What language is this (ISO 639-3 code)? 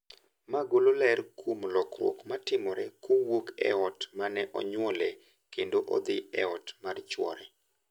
luo